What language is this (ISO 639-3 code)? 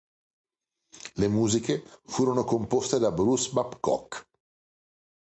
ita